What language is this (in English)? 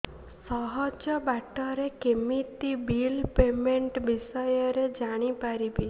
Odia